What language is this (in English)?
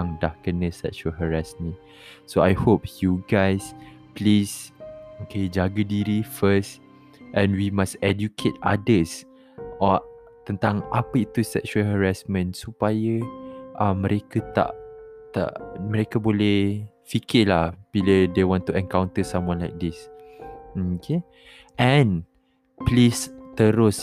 Malay